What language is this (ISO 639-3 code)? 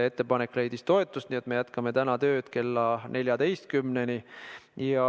est